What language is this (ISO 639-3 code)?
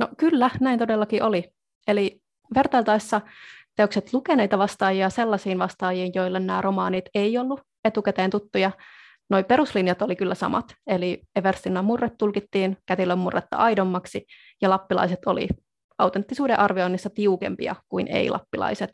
fin